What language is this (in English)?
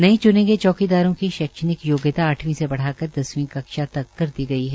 Hindi